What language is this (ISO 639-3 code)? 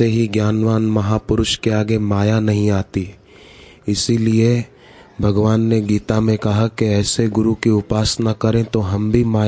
hin